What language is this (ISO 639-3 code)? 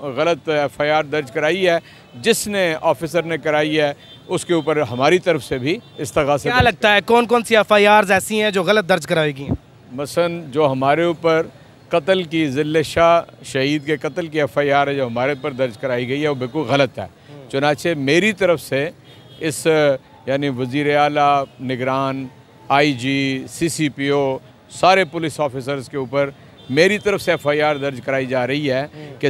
hin